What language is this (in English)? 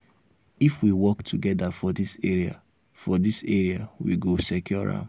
Nigerian Pidgin